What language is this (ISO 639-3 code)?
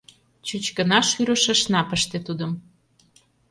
chm